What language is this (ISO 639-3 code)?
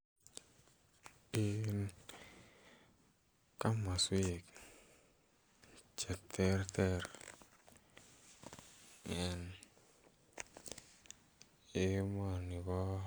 kln